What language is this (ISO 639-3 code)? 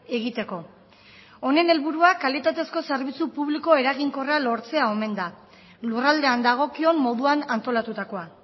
eus